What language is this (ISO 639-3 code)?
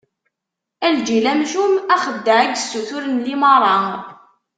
kab